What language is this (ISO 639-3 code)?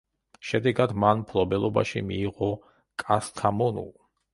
kat